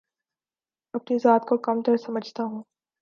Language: Urdu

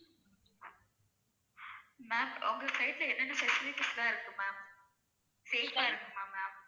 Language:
Tamil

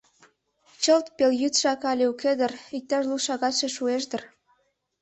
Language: Mari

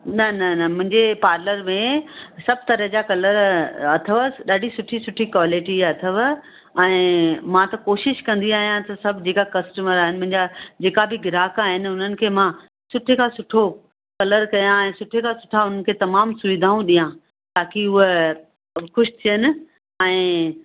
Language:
Sindhi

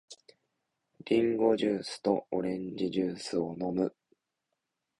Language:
Japanese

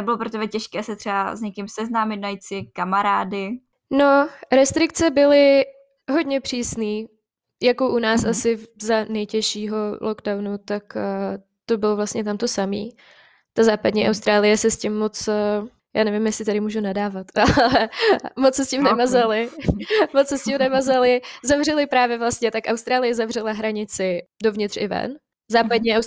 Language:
Czech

